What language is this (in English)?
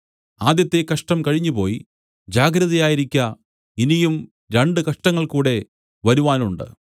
Malayalam